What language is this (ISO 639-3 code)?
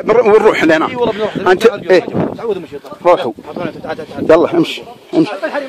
ara